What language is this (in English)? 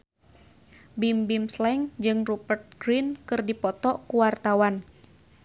Sundanese